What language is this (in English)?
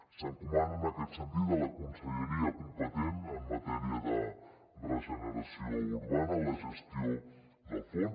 Catalan